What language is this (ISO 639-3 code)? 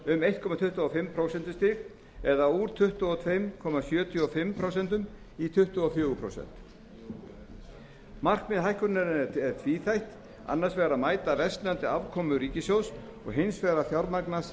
isl